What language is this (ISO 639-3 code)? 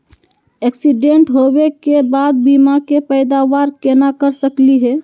mag